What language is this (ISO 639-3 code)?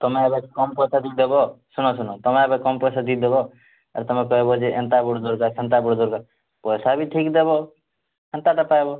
ori